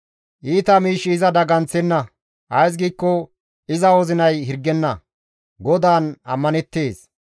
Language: Gamo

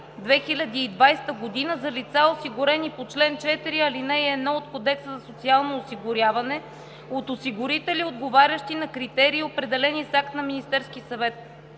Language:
Bulgarian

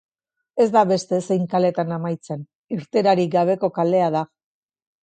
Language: Basque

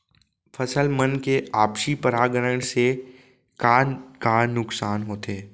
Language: Chhattisgarhi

